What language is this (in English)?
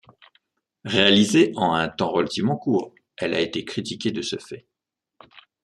French